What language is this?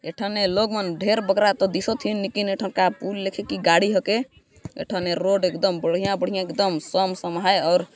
Sadri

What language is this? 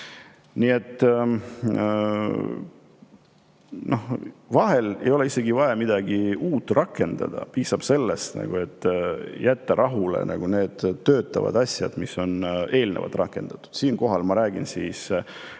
Estonian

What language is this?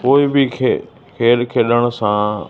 Sindhi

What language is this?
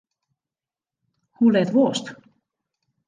Western Frisian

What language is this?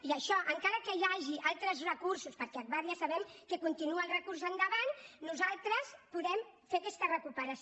Catalan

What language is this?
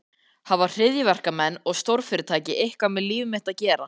Icelandic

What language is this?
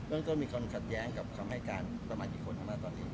Thai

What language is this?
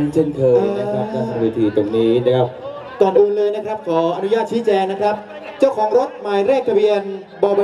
Thai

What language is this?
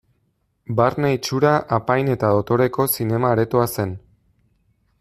Basque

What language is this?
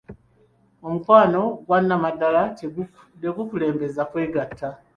Ganda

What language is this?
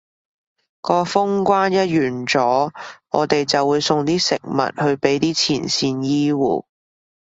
Cantonese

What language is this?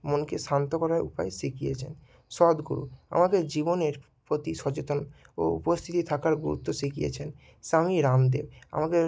Bangla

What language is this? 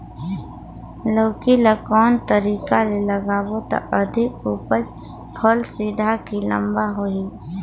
Chhattisgarhi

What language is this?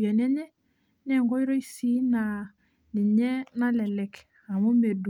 Masai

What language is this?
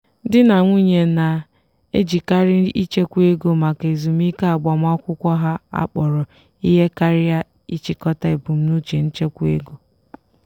Igbo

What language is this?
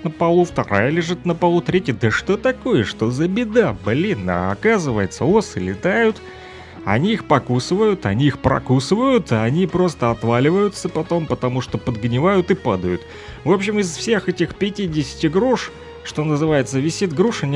Russian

